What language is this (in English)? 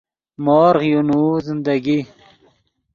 Yidgha